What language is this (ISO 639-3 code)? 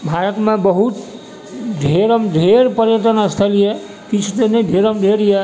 mai